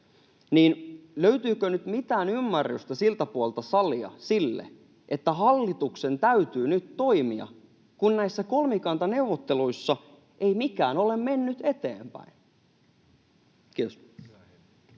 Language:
Finnish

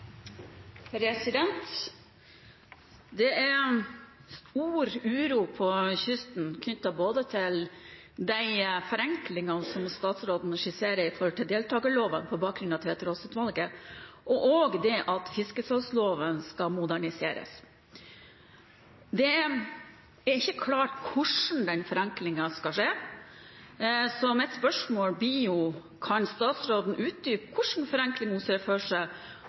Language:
Norwegian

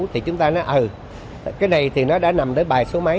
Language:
Vietnamese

